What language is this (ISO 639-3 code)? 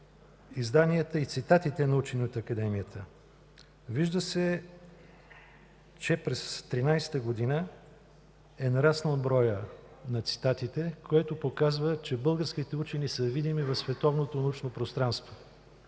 bul